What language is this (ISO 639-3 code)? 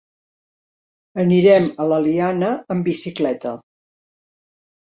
cat